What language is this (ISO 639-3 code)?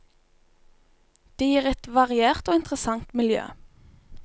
nor